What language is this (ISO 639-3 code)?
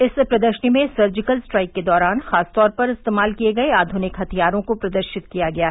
hin